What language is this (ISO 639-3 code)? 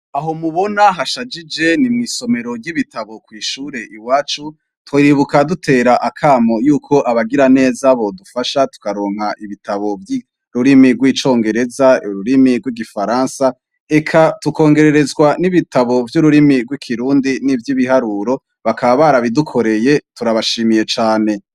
run